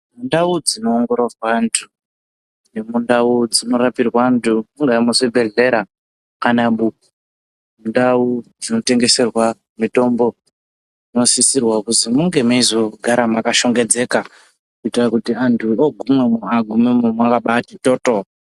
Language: Ndau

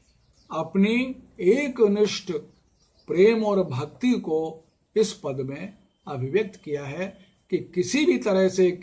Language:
Hindi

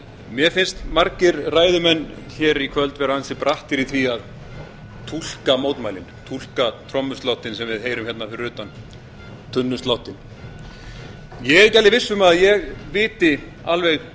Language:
Icelandic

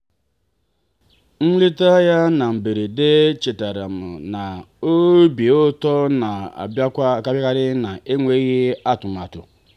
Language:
Igbo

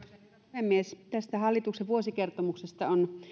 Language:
Finnish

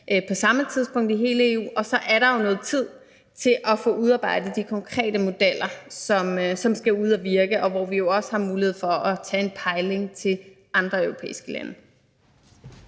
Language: Danish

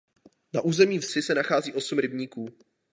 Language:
Czech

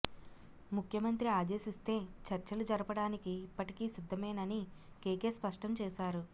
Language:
Telugu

